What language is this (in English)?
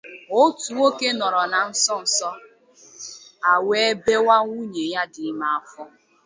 Igbo